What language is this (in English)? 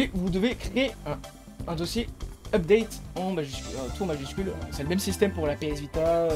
French